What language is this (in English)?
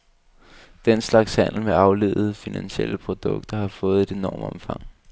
Danish